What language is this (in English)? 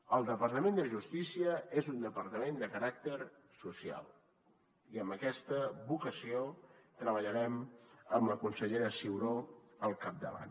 Catalan